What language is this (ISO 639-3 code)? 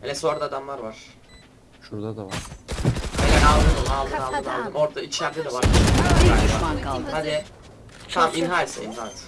tur